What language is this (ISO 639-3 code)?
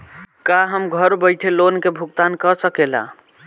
bho